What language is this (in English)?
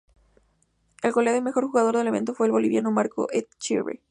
Spanish